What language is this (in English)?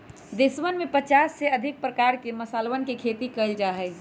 Magahi